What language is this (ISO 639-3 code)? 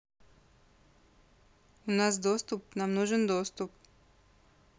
rus